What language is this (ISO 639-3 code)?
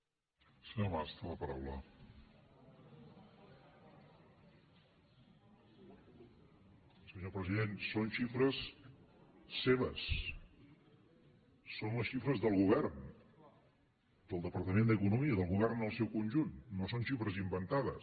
cat